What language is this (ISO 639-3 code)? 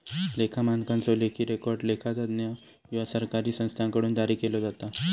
mar